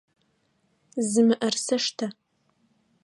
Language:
Adyghe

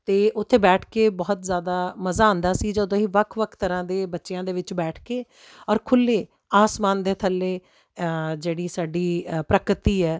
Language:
Punjabi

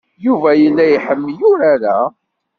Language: Kabyle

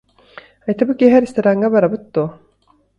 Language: Yakut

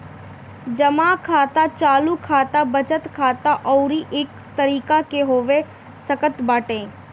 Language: Bhojpuri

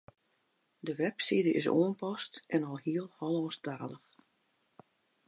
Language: Western Frisian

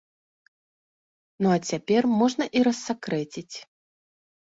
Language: Belarusian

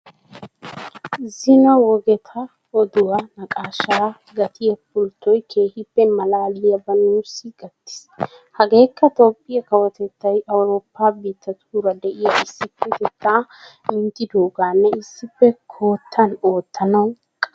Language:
Wolaytta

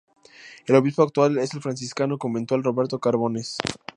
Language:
Spanish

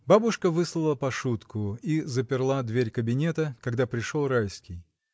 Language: Russian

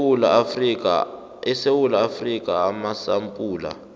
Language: South Ndebele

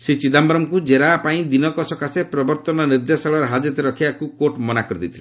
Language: Odia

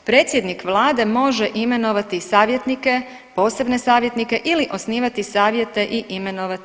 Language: Croatian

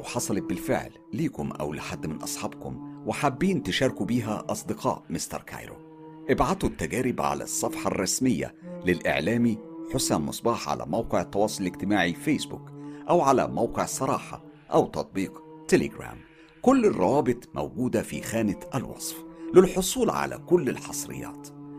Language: Arabic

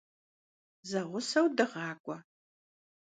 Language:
Kabardian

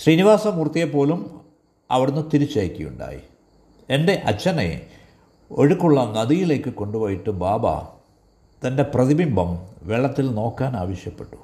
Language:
Malayalam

